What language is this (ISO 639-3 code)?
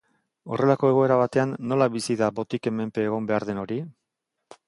eus